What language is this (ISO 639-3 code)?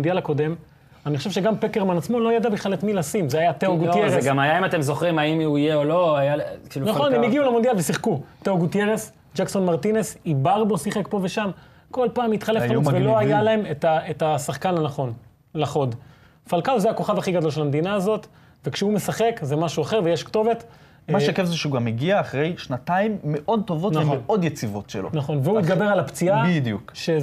heb